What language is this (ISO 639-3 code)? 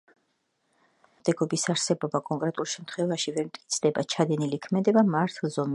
kat